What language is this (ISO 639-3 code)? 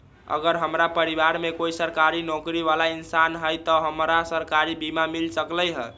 mag